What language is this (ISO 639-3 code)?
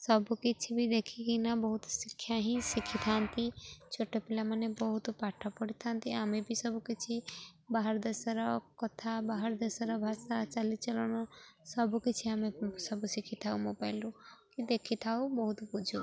ori